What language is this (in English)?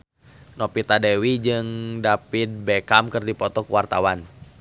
Sundanese